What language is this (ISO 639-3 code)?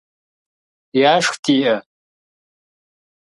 kbd